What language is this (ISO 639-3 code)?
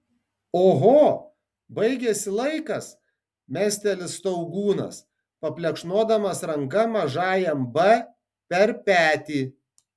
lit